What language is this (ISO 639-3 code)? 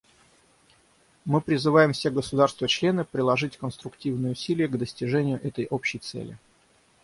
rus